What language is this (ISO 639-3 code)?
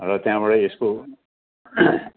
nep